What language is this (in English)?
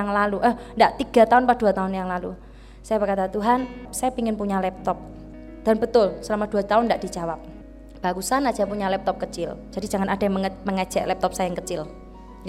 Indonesian